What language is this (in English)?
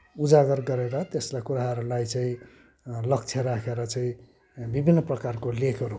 Nepali